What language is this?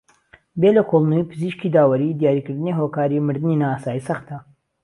Central Kurdish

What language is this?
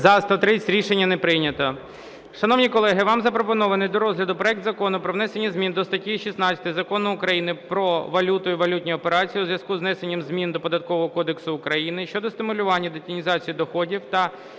Ukrainian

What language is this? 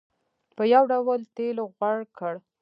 Pashto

